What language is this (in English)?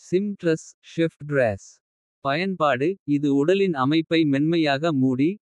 Kota (India)